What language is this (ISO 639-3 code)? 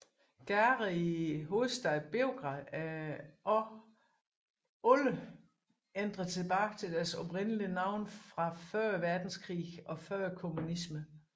dan